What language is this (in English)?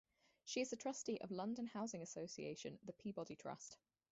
English